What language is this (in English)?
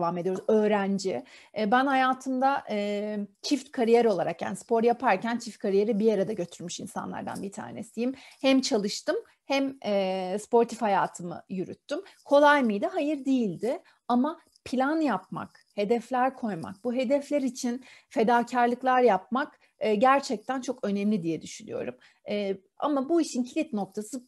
Turkish